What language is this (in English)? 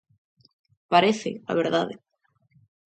Galician